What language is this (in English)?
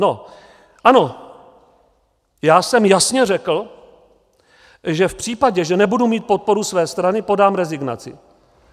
Czech